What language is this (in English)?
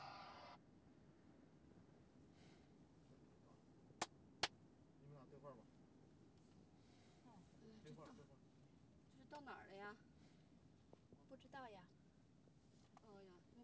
Chinese